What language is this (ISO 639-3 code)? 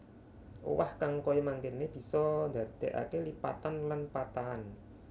jav